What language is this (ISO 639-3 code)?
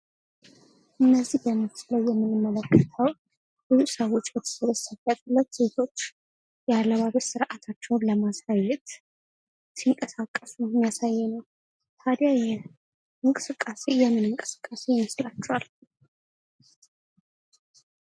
amh